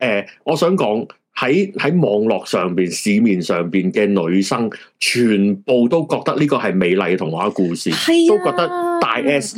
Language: Chinese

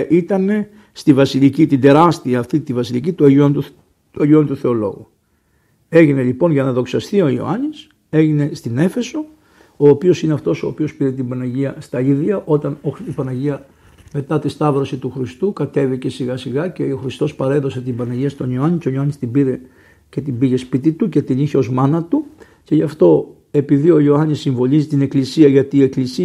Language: Greek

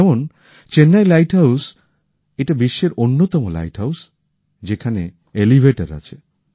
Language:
Bangla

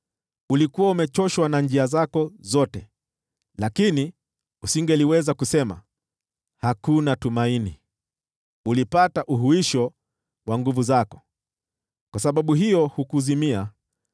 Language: Swahili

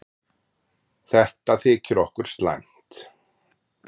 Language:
Icelandic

